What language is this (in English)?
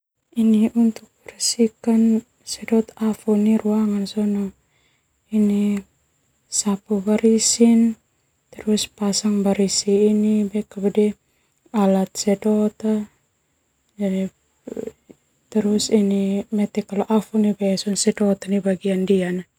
Termanu